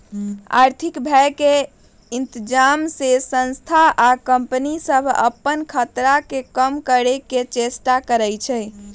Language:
Magahi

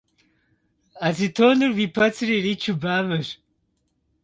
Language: Kabardian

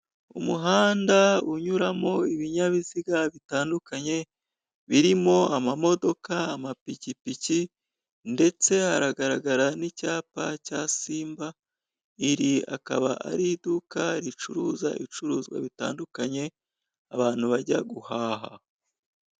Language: Kinyarwanda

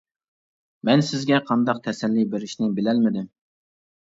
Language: Uyghur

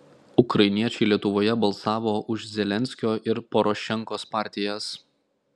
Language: Lithuanian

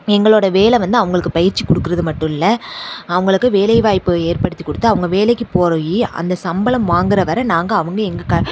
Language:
Tamil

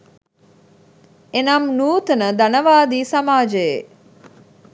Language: Sinhala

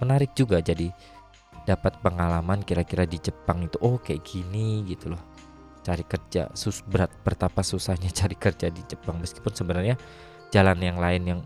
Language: Indonesian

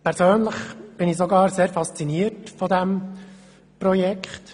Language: Swiss German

